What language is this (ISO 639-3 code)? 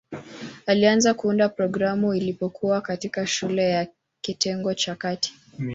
swa